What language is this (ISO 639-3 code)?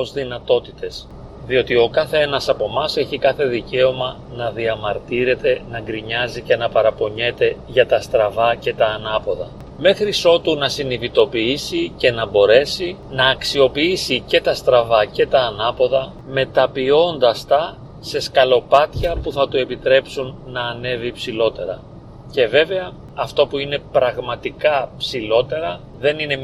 ell